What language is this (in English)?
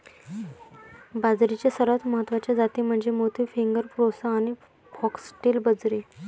Marathi